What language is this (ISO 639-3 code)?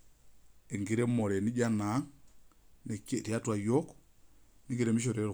mas